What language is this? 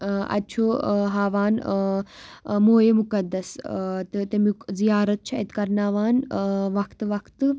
Kashmiri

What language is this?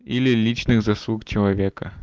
Russian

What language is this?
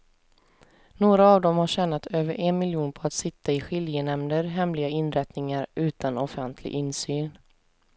Swedish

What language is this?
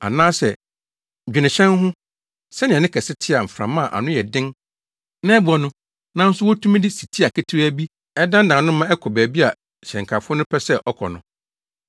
Akan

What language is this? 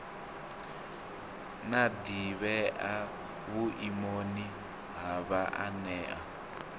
Venda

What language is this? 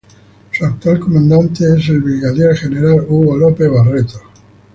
Spanish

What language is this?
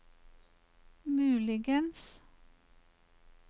Norwegian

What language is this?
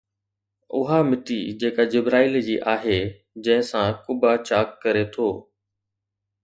Sindhi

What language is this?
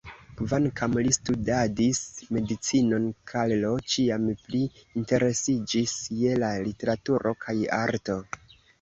Esperanto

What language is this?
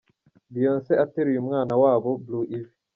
Kinyarwanda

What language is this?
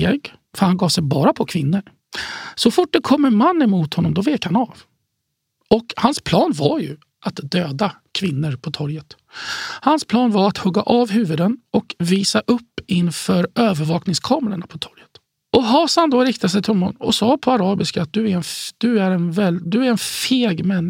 Swedish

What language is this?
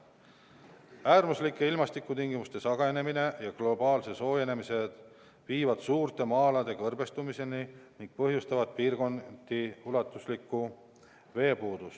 Estonian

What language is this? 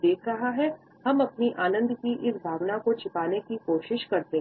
Hindi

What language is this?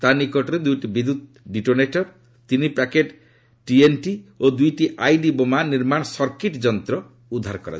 Odia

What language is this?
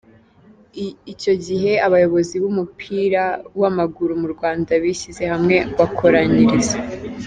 Kinyarwanda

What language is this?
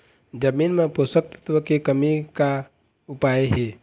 Chhattisgarhi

